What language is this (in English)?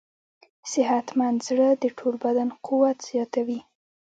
Pashto